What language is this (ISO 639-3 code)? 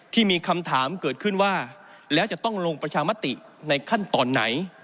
tha